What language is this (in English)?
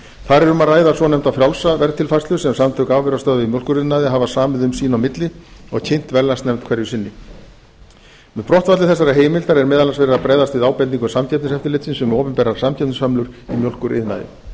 Icelandic